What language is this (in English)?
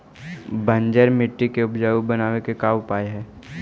Magahi